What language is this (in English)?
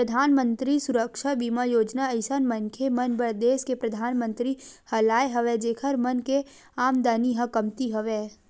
Chhattisgarhi